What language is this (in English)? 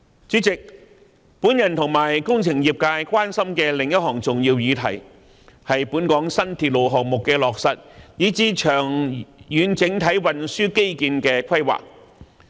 Cantonese